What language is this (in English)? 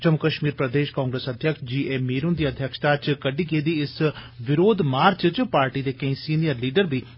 Dogri